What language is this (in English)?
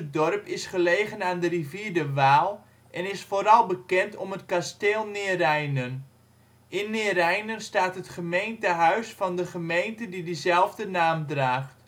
Dutch